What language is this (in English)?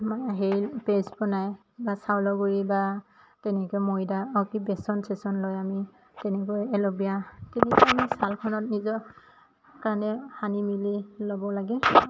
Assamese